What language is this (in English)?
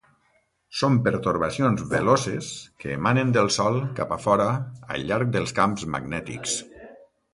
Catalan